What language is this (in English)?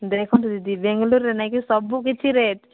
Odia